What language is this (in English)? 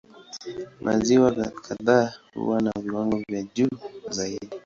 Swahili